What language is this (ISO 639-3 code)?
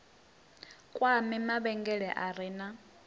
ven